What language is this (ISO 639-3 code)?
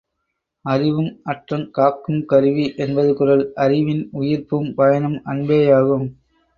tam